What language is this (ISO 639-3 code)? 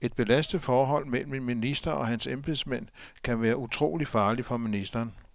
dan